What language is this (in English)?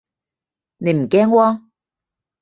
Cantonese